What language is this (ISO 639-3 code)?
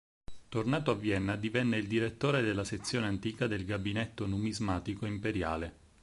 ita